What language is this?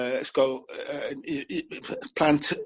Welsh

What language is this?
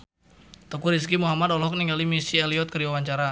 Sundanese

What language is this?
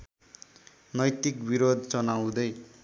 Nepali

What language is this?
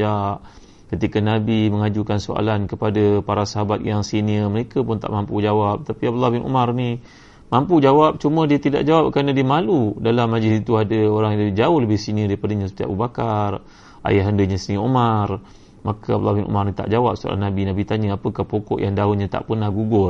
Malay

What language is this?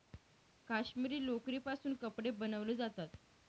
Marathi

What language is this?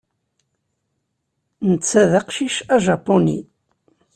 Kabyle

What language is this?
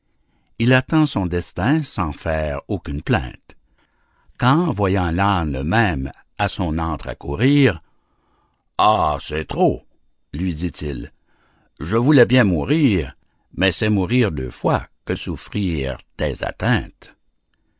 French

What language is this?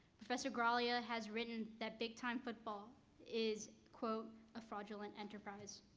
English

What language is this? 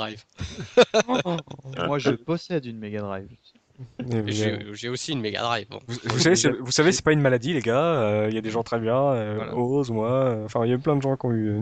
French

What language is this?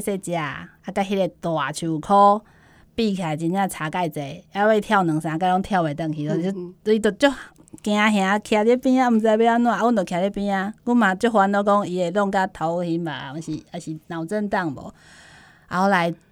Chinese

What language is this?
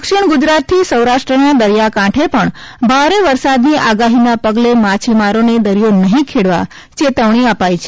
Gujarati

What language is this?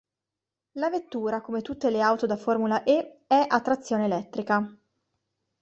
Italian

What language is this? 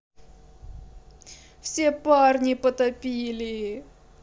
Russian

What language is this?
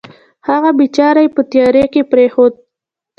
Pashto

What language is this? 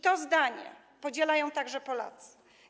Polish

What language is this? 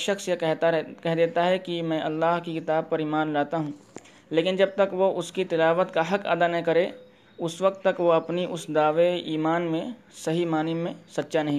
Urdu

